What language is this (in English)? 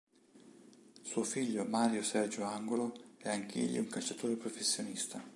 Italian